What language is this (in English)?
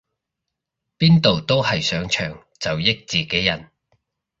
Cantonese